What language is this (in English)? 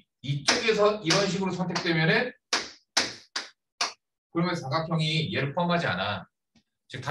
Korean